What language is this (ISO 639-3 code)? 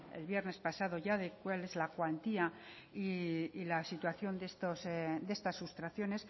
spa